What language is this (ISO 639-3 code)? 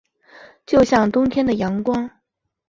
zho